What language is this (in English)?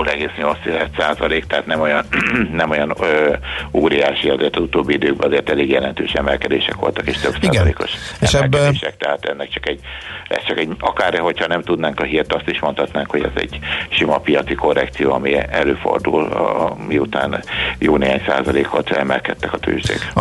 Hungarian